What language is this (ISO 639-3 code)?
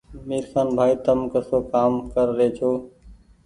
gig